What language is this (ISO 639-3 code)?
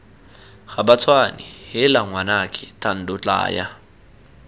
tsn